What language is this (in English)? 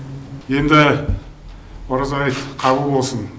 Kazakh